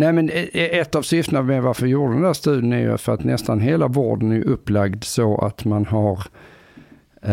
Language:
Swedish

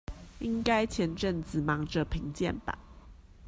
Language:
Chinese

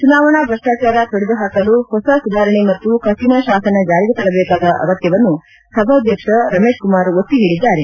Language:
Kannada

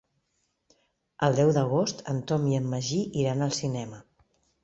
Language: Catalan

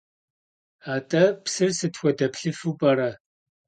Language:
Kabardian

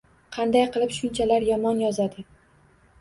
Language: Uzbek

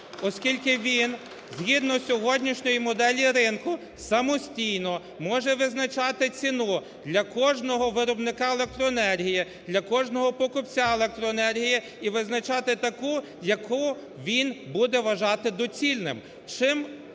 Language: Ukrainian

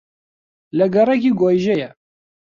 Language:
Central Kurdish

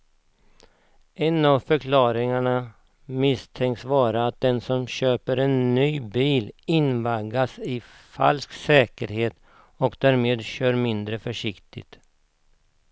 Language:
Swedish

